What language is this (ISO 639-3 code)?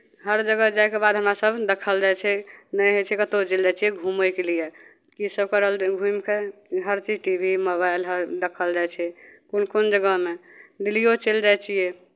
mai